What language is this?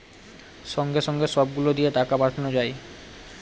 Bangla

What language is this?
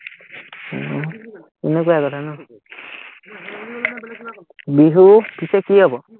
Assamese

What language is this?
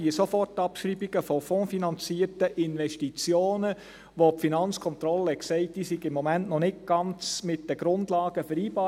Swiss German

